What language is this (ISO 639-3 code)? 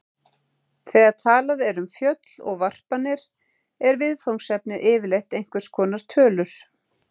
isl